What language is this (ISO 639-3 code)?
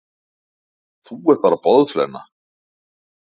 isl